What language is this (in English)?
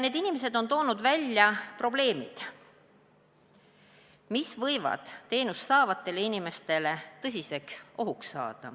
Estonian